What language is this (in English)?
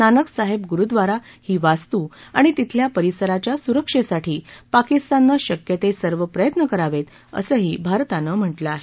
Marathi